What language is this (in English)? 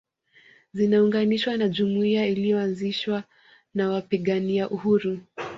Swahili